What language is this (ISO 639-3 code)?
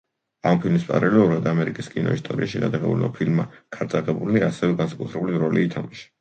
kat